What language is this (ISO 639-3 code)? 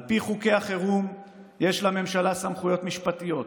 heb